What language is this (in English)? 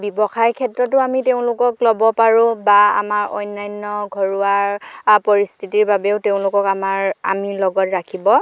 Assamese